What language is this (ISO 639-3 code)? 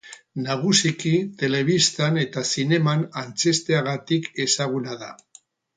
eus